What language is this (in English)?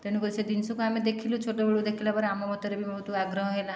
Odia